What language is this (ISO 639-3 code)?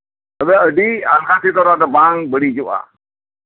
sat